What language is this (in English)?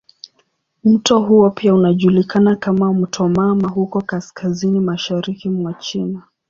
Swahili